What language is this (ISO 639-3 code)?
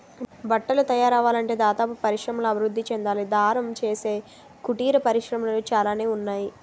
tel